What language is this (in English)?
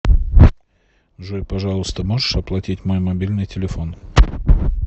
Russian